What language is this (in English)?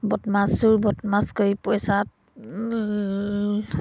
Assamese